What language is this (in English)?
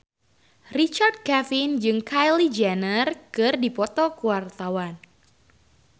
Sundanese